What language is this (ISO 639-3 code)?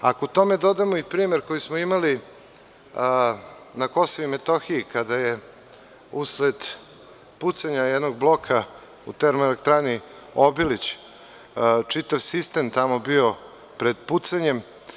srp